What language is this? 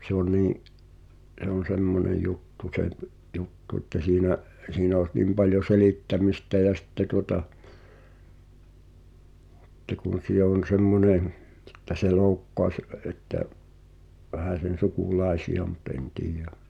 Finnish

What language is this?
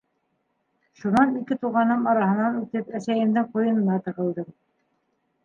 Bashkir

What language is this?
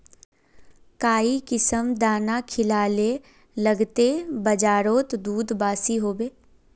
Magahi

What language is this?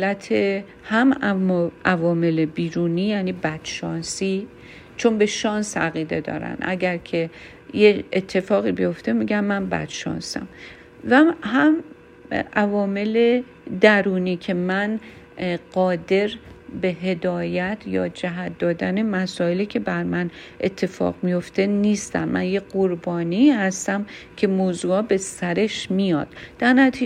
Persian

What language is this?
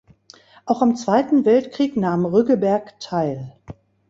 German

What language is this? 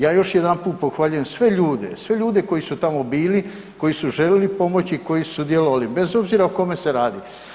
Croatian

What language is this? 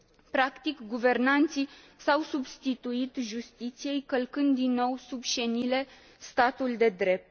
Romanian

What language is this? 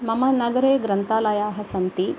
Sanskrit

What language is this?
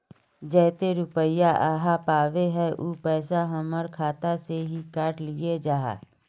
Magahi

